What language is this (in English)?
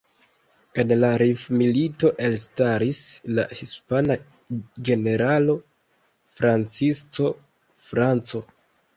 Esperanto